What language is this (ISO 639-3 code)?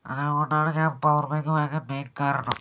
mal